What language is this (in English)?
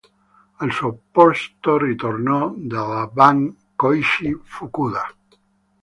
Italian